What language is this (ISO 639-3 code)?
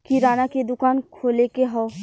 bho